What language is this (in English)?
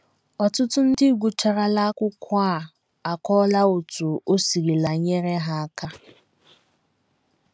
Igbo